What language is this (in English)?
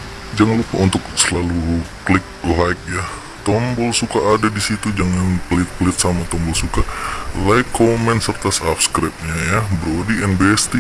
Indonesian